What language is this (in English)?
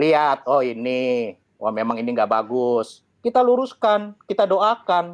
Indonesian